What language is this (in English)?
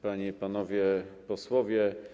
Polish